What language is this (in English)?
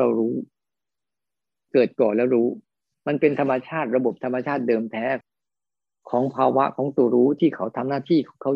Thai